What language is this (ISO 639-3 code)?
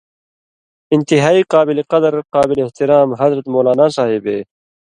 mvy